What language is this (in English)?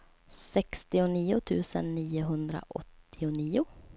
Swedish